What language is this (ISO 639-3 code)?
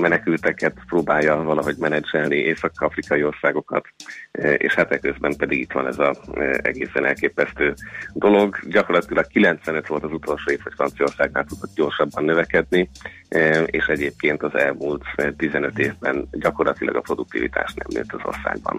hun